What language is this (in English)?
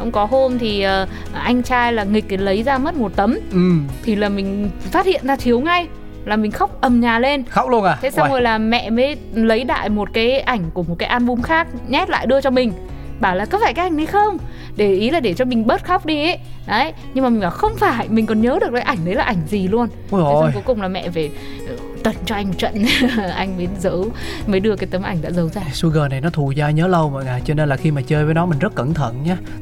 Vietnamese